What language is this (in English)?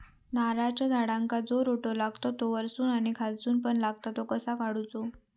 Marathi